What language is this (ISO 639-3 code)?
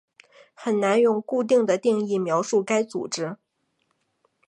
zho